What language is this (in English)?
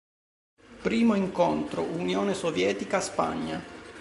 Italian